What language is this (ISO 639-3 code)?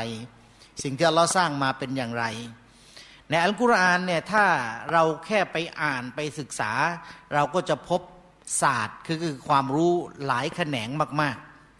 tha